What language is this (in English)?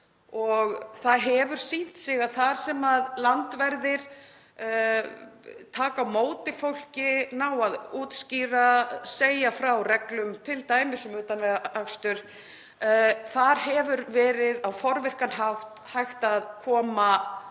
Icelandic